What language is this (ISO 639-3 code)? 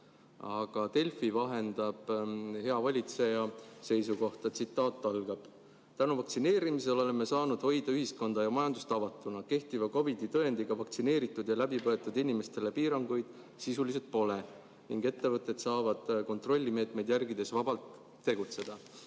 est